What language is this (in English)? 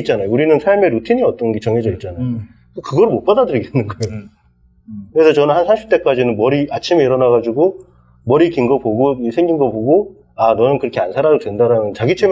Korean